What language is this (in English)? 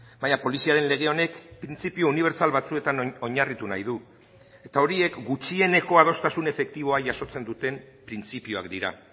Basque